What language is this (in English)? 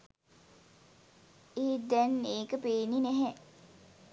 Sinhala